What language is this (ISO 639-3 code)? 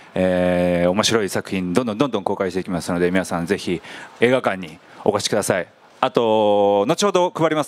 jpn